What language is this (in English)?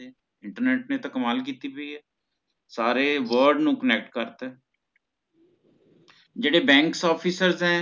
Punjabi